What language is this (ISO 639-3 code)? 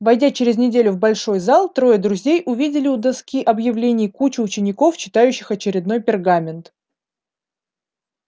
rus